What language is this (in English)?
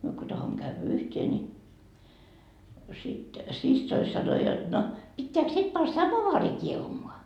Finnish